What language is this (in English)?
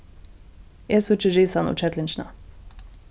Faroese